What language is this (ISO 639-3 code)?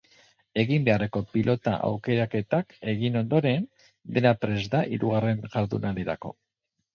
eus